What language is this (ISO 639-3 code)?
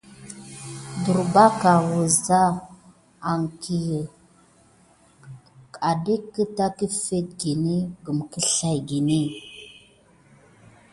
gid